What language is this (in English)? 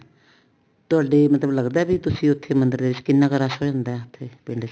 Punjabi